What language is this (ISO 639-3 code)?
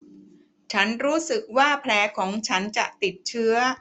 tha